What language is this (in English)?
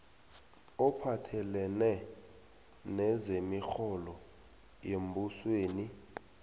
South Ndebele